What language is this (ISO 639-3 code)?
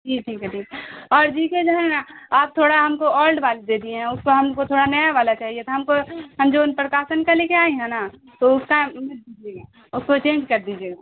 urd